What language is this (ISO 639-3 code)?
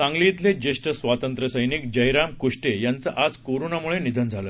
mar